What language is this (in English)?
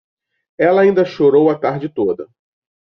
Portuguese